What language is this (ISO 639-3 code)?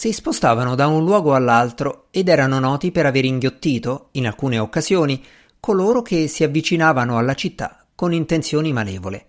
ita